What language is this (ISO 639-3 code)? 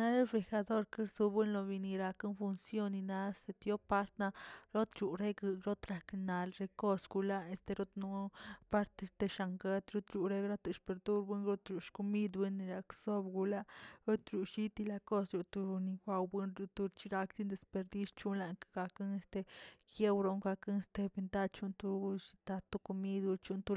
zts